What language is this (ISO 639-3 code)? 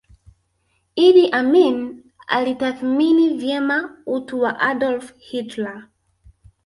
swa